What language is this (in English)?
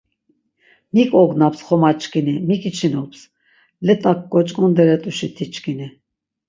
Laz